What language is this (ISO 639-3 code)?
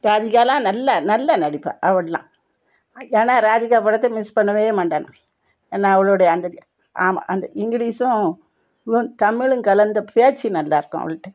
tam